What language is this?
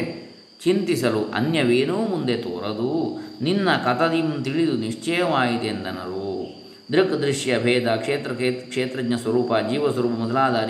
Kannada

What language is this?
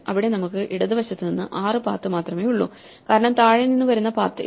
Malayalam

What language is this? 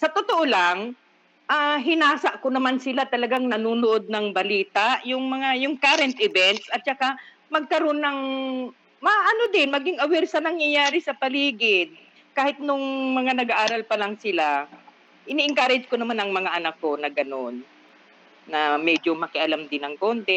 Filipino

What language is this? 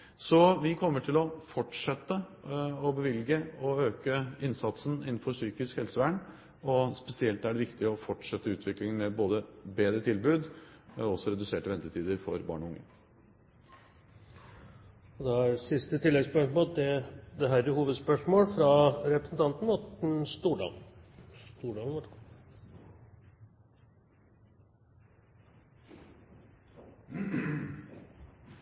Norwegian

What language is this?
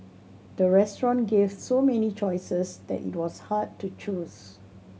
English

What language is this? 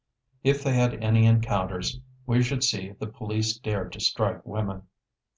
English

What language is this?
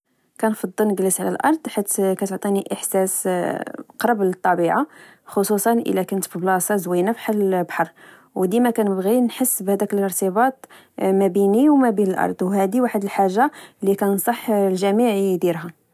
Moroccan Arabic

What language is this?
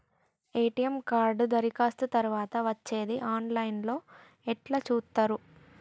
Telugu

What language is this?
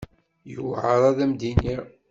Kabyle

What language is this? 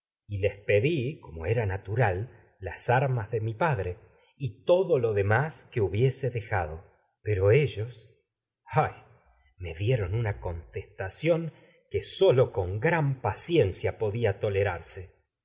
Spanish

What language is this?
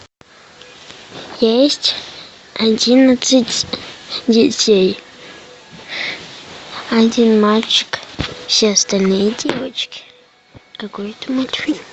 Russian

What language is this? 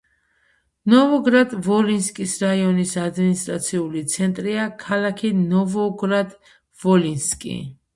Georgian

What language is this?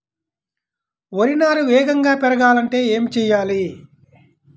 Telugu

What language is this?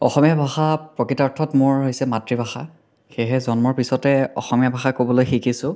Assamese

